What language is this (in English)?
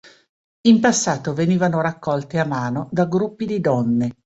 Italian